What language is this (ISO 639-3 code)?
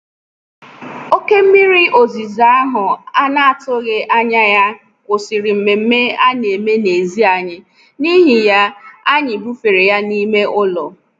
ibo